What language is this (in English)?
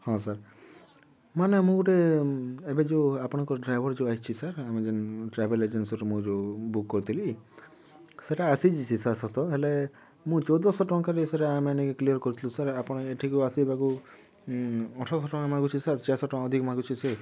Odia